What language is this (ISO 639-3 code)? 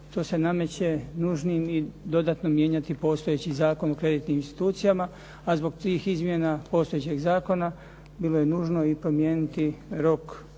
hrv